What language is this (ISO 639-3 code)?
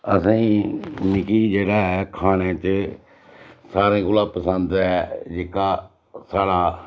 doi